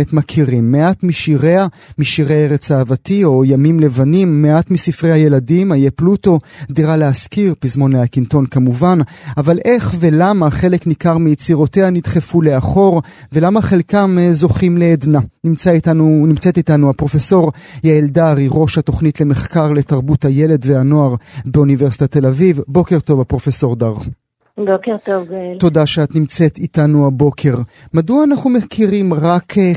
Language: Hebrew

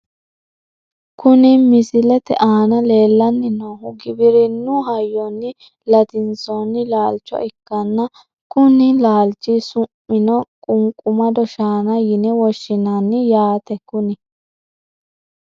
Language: Sidamo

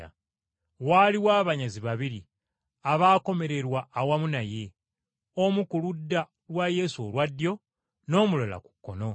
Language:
Ganda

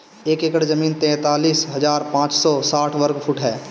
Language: Bhojpuri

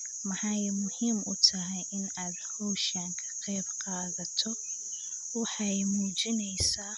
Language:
Somali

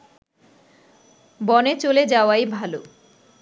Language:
Bangla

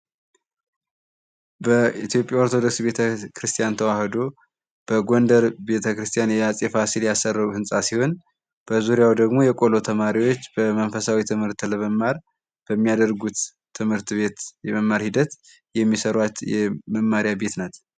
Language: Amharic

